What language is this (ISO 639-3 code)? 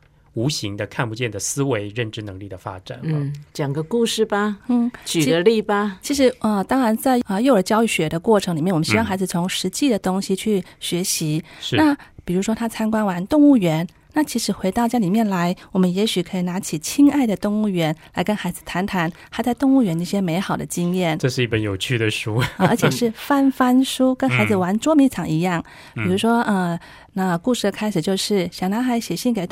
zho